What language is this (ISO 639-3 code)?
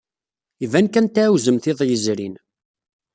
kab